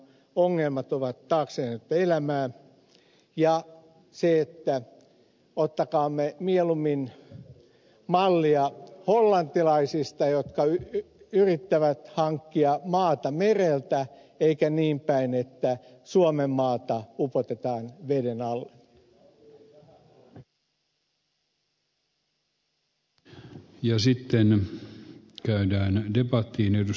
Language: Finnish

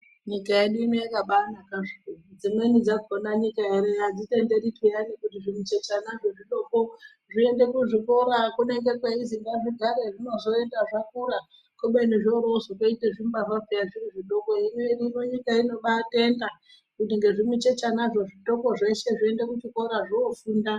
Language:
Ndau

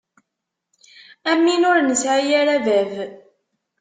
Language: Kabyle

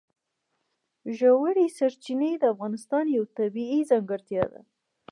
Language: Pashto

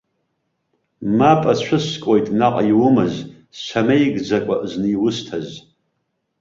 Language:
Abkhazian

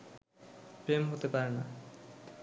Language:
Bangla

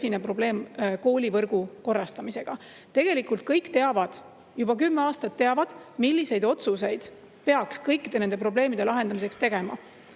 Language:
Estonian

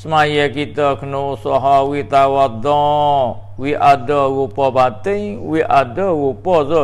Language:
Malay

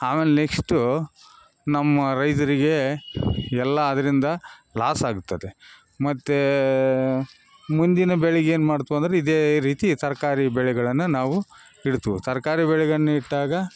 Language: Kannada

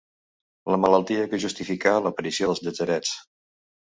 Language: Catalan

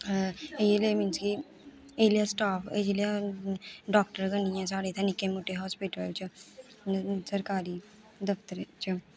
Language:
Dogri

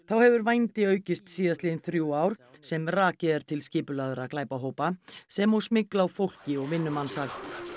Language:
Icelandic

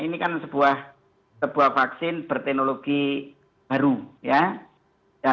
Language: Indonesian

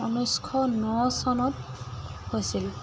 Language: Assamese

